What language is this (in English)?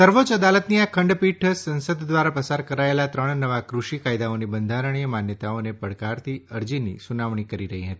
Gujarati